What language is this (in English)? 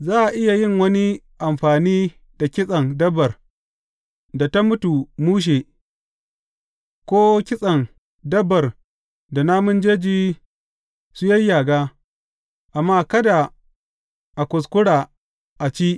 Hausa